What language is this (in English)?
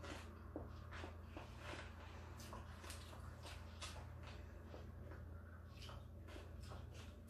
Filipino